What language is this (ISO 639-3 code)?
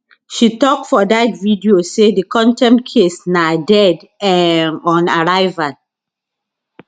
pcm